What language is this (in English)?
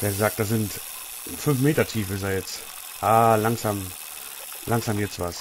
German